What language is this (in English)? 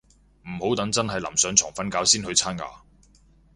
Cantonese